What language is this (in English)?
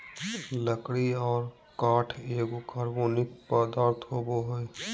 Magahi